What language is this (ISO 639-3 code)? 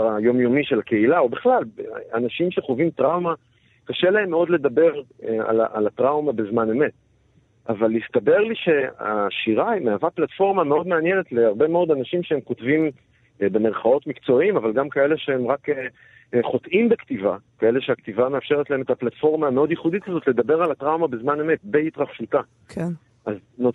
heb